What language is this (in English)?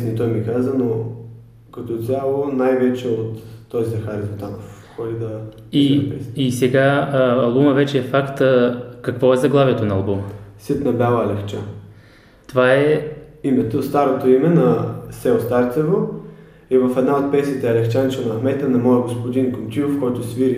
Bulgarian